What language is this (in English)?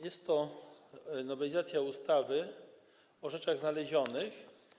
Polish